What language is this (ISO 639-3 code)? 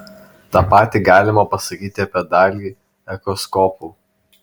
lit